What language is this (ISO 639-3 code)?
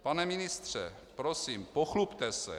ces